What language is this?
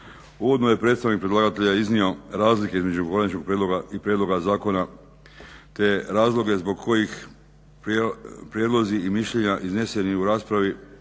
Croatian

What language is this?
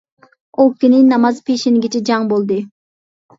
Uyghur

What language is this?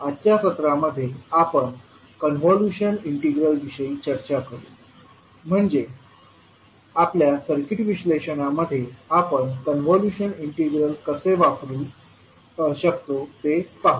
Marathi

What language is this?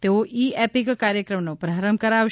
Gujarati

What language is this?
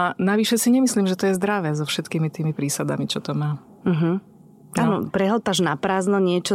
Slovak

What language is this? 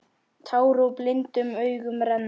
Icelandic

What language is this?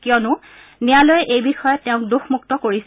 Assamese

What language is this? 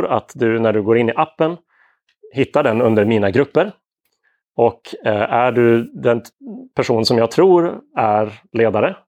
Swedish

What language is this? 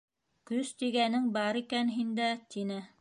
Bashkir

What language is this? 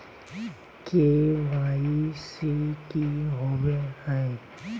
Magahi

